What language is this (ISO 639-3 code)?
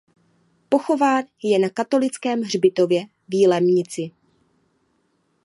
ces